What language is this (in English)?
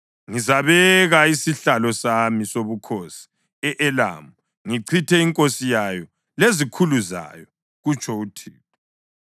North Ndebele